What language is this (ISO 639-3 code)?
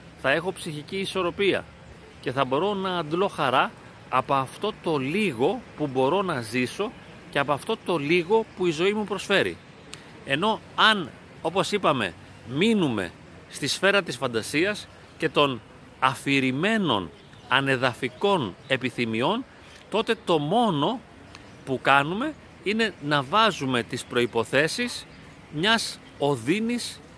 ell